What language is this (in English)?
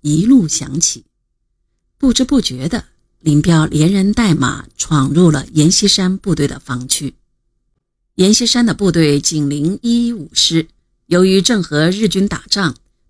Chinese